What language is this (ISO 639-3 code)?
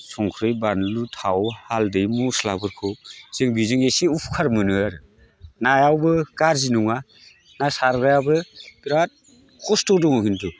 brx